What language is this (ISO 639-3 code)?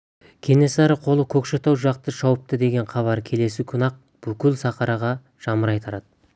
kaz